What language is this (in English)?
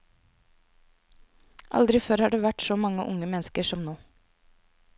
Norwegian